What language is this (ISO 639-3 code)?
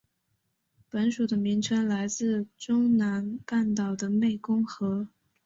zho